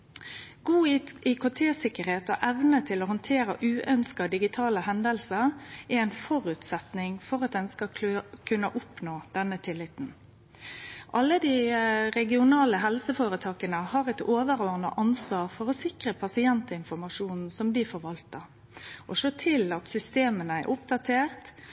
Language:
Norwegian Nynorsk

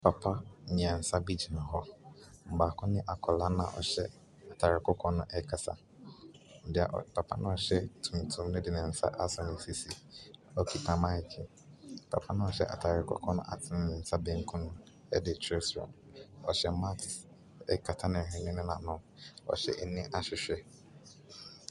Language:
Akan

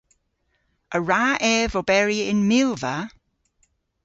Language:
Cornish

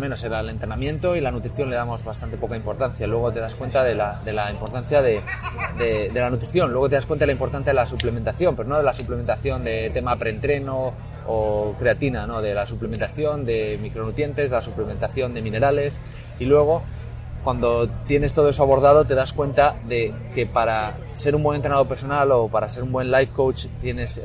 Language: Spanish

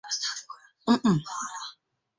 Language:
Igbo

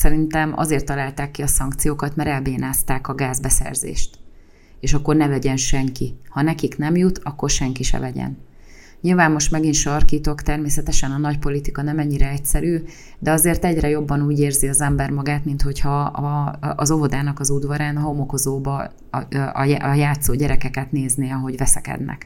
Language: Hungarian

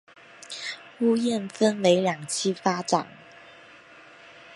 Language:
Chinese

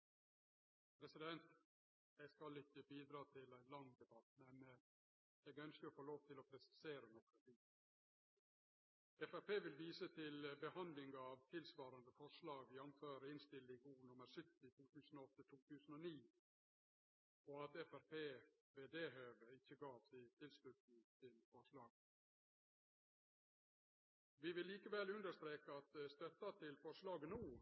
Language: Norwegian Nynorsk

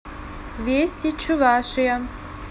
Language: Russian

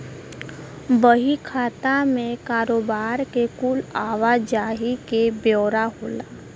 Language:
Bhojpuri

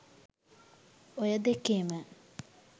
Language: Sinhala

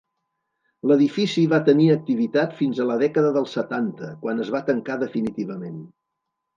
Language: Catalan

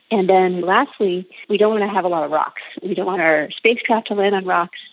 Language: English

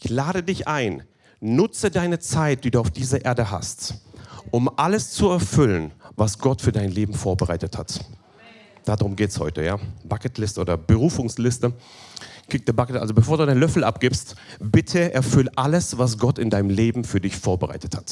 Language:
German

